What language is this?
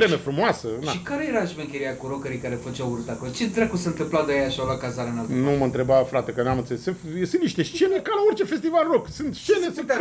Romanian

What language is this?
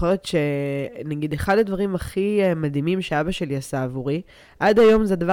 Hebrew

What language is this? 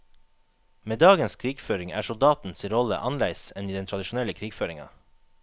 Norwegian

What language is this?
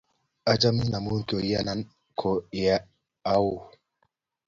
Kalenjin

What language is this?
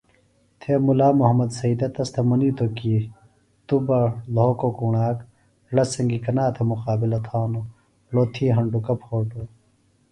Phalura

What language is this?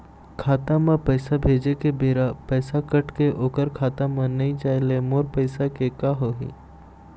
Chhattisgarhi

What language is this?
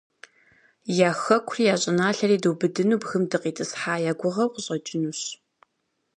Kabardian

